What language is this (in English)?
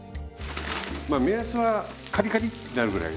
Japanese